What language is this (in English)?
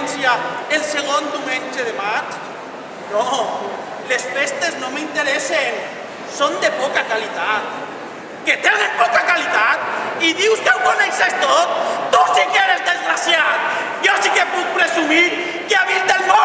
Spanish